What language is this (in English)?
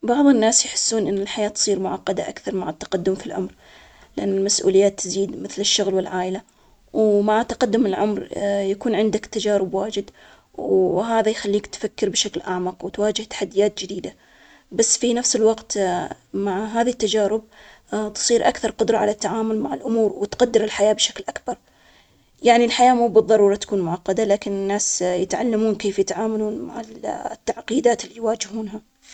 Omani Arabic